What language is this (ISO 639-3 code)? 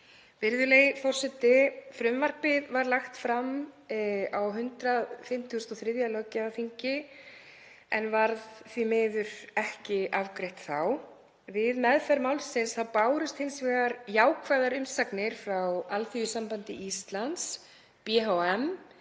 isl